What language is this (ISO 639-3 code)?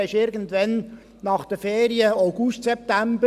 gsw